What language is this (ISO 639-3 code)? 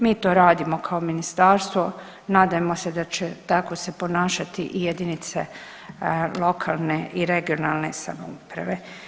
hrv